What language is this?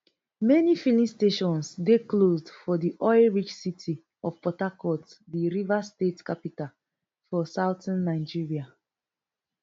Nigerian Pidgin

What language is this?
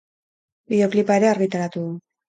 Basque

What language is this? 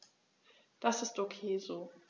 German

